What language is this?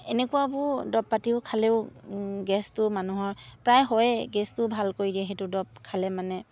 Assamese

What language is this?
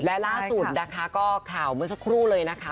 Thai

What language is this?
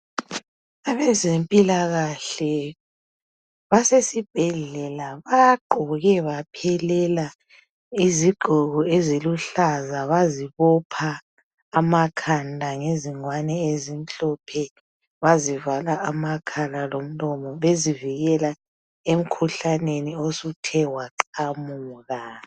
North Ndebele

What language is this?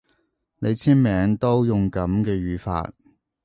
Cantonese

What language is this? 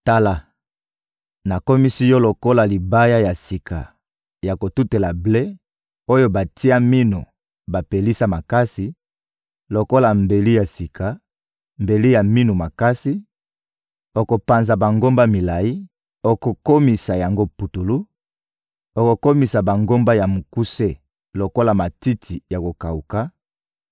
Lingala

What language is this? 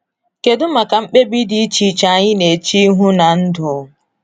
Igbo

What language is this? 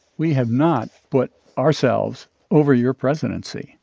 English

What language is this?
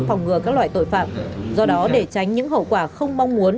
Vietnamese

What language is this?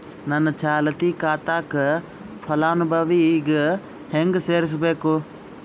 Kannada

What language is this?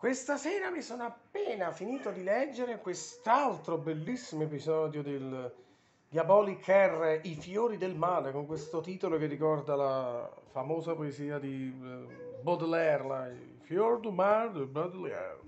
Italian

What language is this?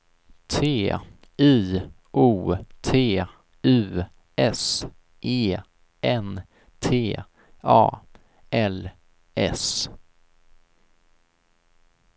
Swedish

